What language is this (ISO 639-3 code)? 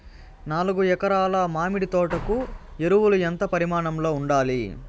tel